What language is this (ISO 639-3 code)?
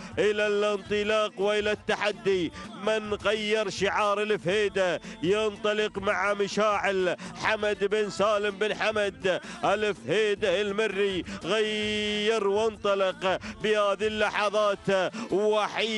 ara